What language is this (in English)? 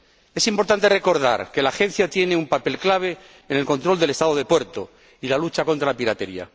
Spanish